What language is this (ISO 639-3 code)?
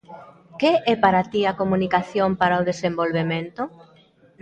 glg